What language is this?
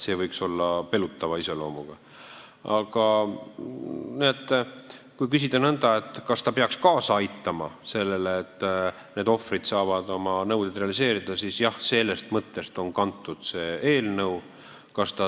Estonian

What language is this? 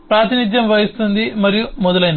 Telugu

